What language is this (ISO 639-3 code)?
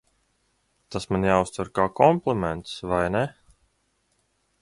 lav